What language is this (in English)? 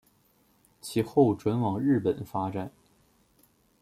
Chinese